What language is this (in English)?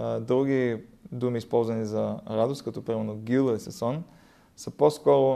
Bulgarian